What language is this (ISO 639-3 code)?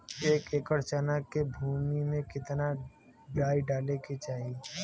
bho